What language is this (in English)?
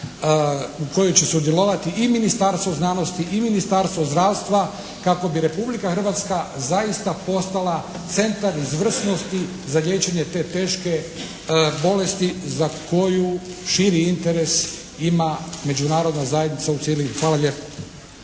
Croatian